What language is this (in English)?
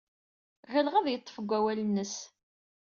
Kabyle